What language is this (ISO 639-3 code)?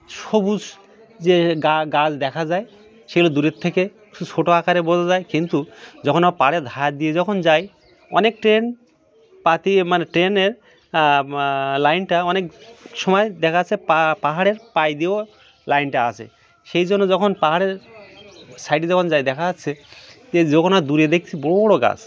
ben